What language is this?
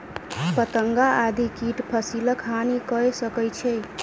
Maithili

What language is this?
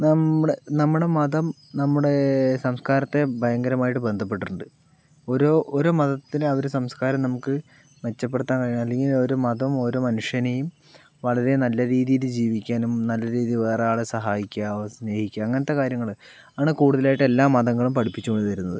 Malayalam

